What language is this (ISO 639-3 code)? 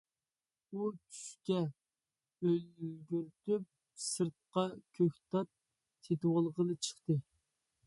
uig